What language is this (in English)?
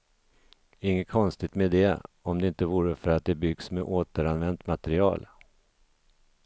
Swedish